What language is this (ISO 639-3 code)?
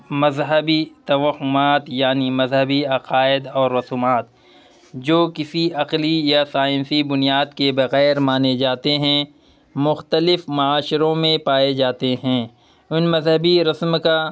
urd